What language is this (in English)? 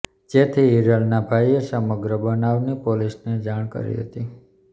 Gujarati